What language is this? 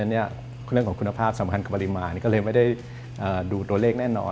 Thai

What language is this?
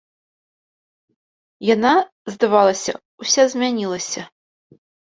Belarusian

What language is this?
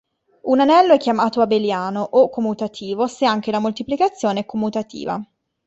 Italian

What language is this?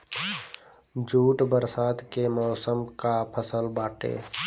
Bhojpuri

